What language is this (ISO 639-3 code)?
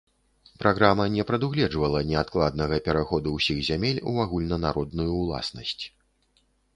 bel